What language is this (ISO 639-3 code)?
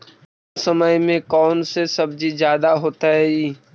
mag